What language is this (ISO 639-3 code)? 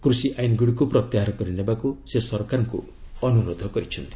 ori